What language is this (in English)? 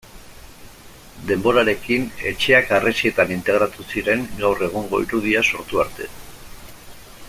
Basque